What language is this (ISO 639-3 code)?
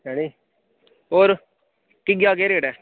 doi